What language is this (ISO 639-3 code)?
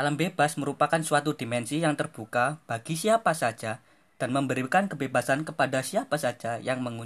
ind